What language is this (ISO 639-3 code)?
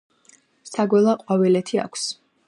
kat